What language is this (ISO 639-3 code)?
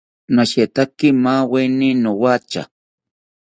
cpy